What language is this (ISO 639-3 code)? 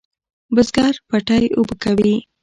pus